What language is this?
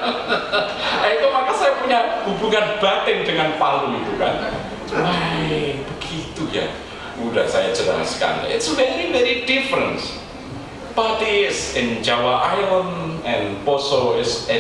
Indonesian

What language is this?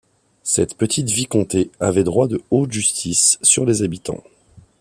French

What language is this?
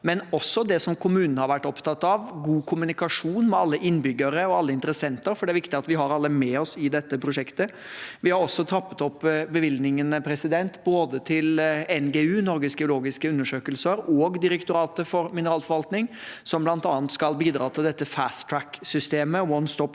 Norwegian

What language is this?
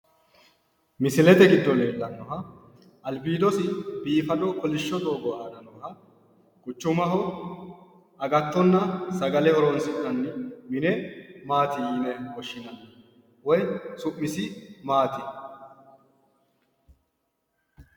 Sidamo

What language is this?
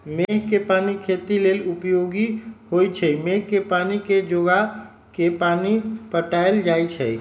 Magahi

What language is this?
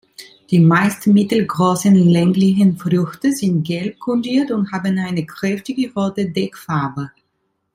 German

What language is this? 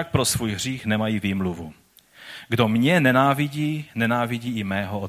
Czech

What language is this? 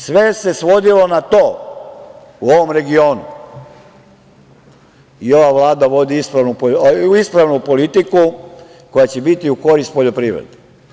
Serbian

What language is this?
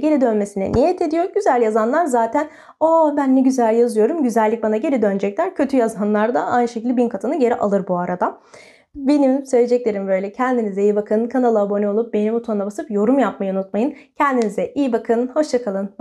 Turkish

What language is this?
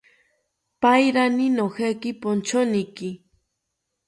South Ucayali Ashéninka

